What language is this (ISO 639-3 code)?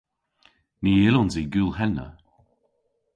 cor